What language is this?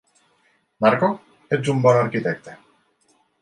Catalan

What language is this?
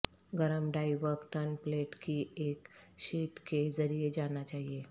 Urdu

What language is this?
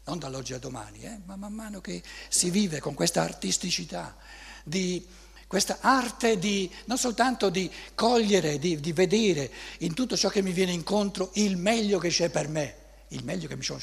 Italian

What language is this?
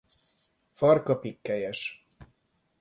Hungarian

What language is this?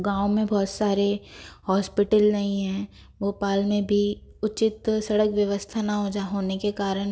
Hindi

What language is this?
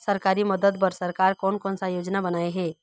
Chhattisgarhi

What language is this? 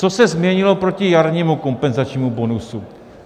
Czech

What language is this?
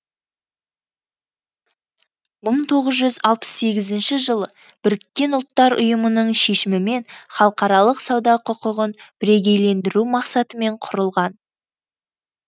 Kazakh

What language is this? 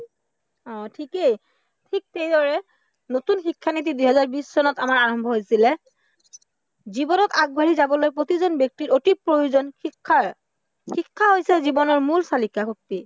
Assamese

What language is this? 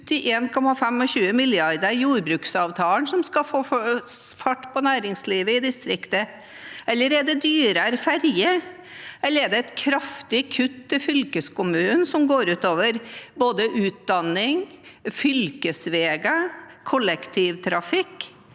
Norwegian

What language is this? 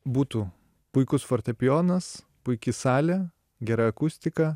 Lithuanian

